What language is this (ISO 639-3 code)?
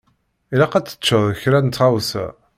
kab